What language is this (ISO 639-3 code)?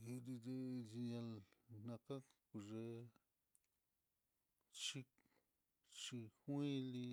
vmm